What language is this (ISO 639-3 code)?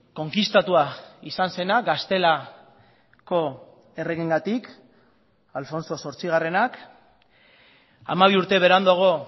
eus